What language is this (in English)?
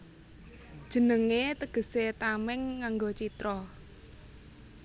Javanese